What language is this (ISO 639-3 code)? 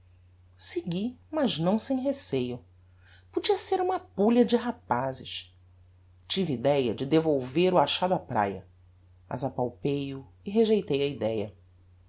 por